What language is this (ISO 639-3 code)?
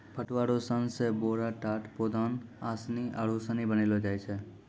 mai